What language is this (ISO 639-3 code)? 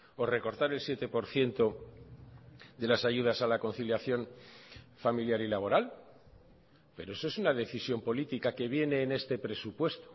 spa